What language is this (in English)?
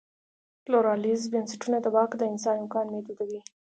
Pashto